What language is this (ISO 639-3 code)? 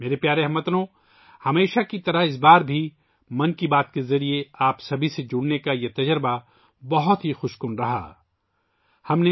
urd